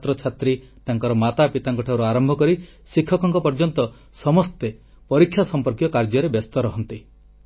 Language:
Odia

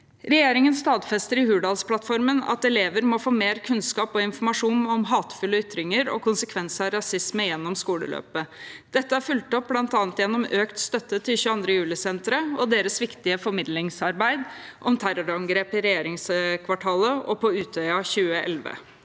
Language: Norwegian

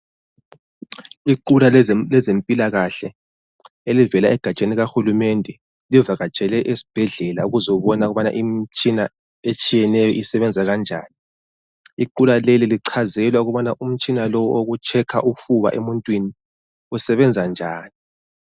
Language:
North Ndebele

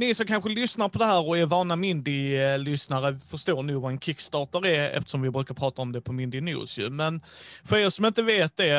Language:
Swedish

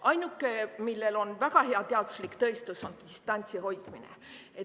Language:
Estonian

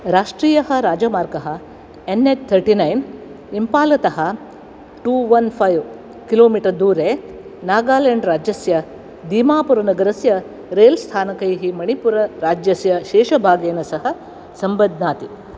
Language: Sanskrit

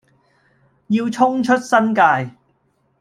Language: Cantonese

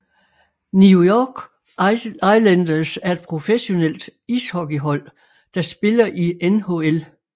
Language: Danish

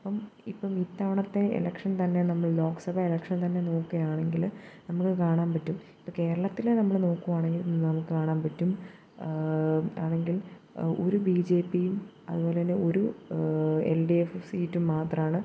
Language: Malayalam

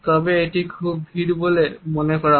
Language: Bangla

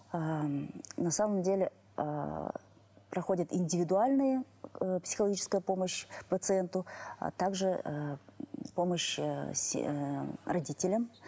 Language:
Kazakh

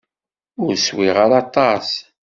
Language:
Kabyle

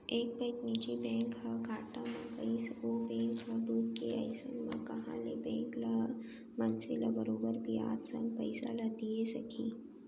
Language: Chhattisgarhi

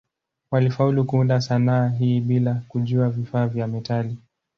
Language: Swahili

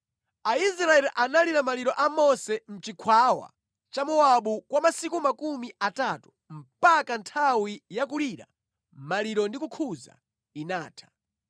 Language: Nyanja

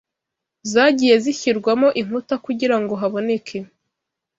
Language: Kinyarwanda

